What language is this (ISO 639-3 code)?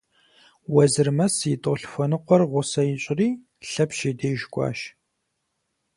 kbd